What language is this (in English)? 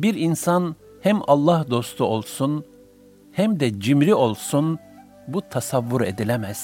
Turkish